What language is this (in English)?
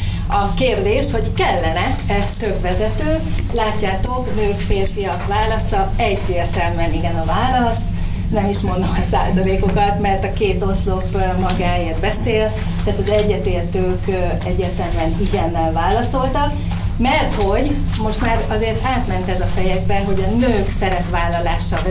Hungarian